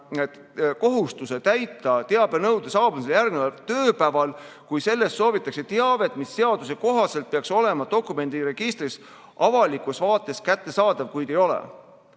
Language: Estonian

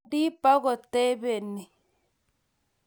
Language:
Kalenjin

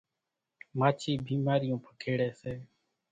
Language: Kachi Koli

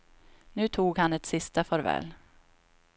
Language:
Swedish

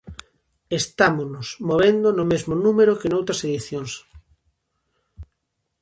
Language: Galician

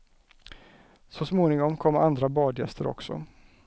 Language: Swedish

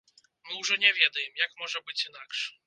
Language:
Belarusian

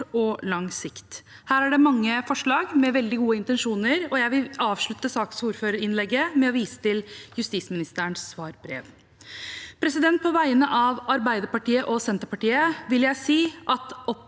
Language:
Norwegian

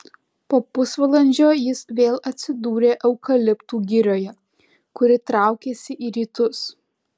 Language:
Lithuanian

